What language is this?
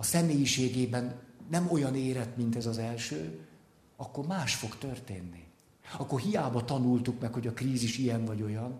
Hungarian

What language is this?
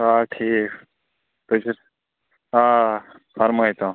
Kashmiri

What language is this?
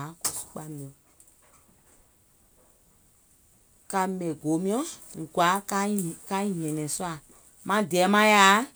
Gola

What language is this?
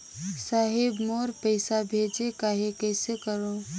Chhattisgarhi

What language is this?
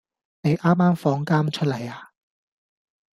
Cantonese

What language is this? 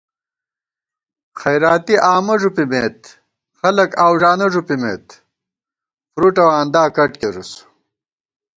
Gawar-Bati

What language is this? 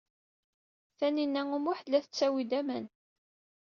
Kabyle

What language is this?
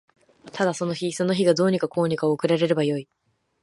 Japanese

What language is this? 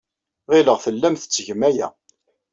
Kabyle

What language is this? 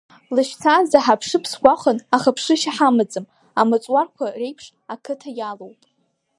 Abkhazian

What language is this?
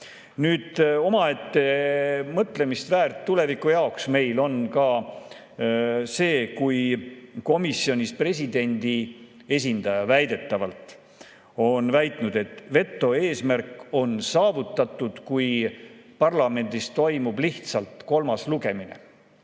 Estonian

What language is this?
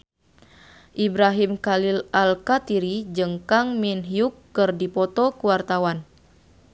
Sundanese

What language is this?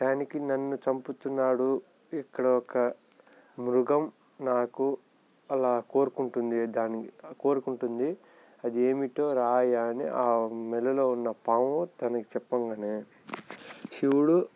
Telugu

